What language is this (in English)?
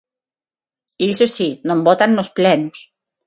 Galician